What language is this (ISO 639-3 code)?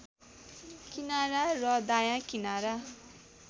nep